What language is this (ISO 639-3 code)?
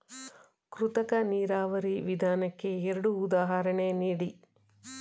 kan